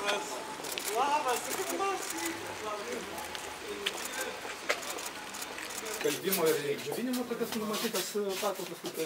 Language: Lithuanian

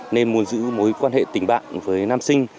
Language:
Vietnamese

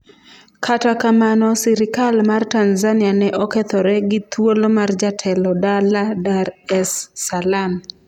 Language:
Luo (Kenya and Tanzania)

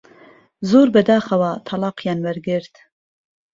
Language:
Central Kurdish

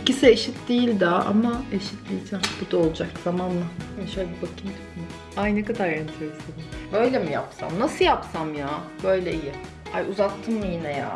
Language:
Turkish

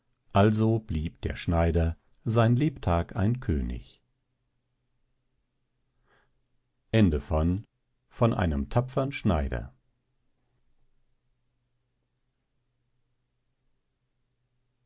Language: German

